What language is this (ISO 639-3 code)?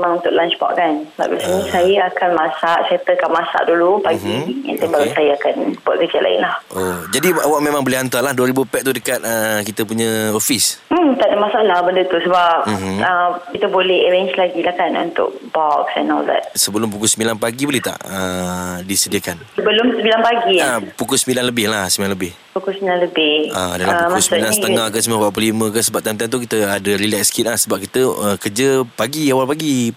msa